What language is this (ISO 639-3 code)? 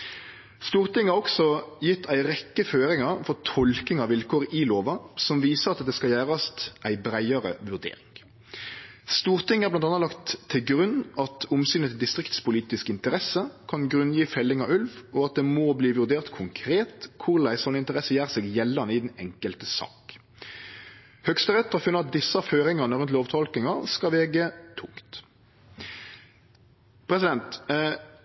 nno